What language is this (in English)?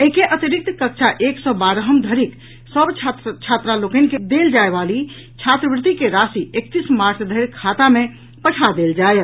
Maithili